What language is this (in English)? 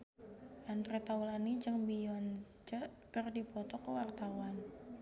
Sundanese